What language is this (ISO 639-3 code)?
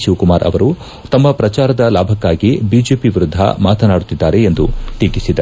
kan